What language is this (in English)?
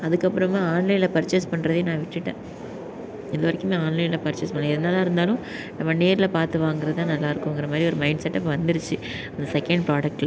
Tamil